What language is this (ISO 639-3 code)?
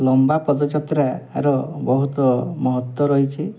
ori